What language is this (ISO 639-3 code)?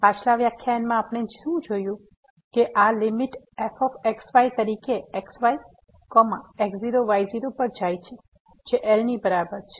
guj